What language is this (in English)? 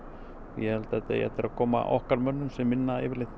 Icelandic